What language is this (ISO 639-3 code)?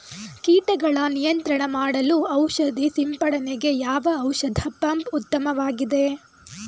kan